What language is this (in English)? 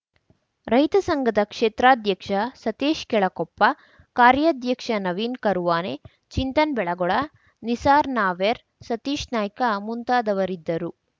Kannada